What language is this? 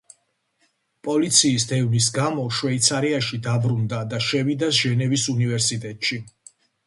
Georgian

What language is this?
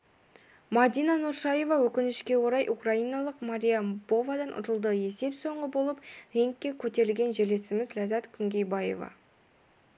Kazakh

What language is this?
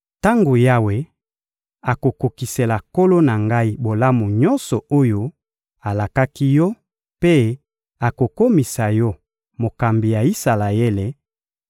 Lingala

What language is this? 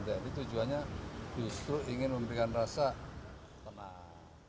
Indonesian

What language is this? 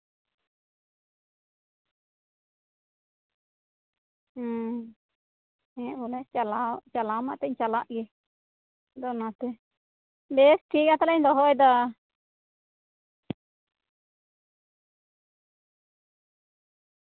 Santali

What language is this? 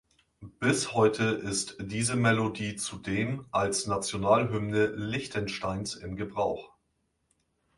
German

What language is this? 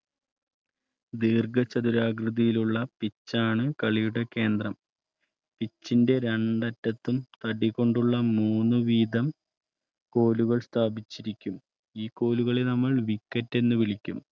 Malayalam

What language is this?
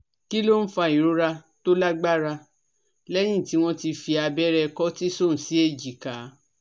Yoruba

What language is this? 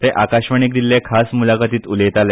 Konkani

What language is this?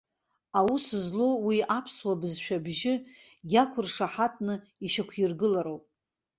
Abkhazian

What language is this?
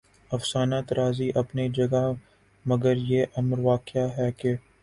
Urdu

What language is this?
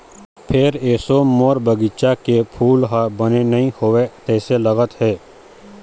Chhattisgarhi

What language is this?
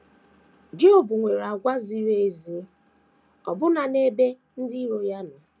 Igbo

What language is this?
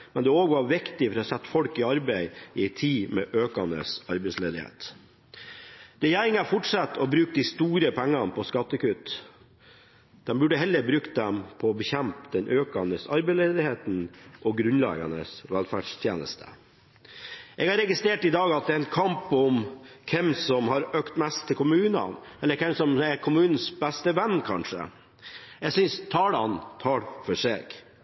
Norwegian Bokmål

